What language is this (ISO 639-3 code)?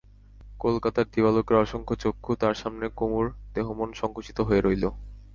ben